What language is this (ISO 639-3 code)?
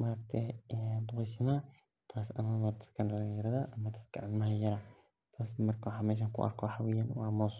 som